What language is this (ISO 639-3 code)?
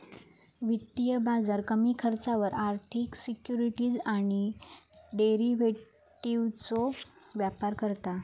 mar